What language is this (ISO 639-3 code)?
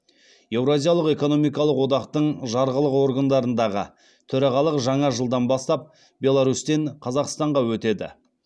kaz